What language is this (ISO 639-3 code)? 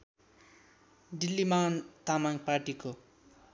nep